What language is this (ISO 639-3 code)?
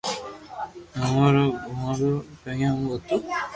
lrk